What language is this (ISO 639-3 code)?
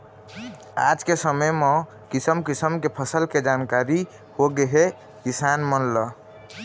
hne